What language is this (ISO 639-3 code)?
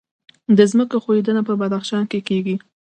pus